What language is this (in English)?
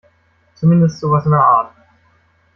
German